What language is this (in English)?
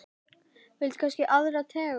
Icelandic